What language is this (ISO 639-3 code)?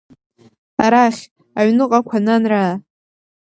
abk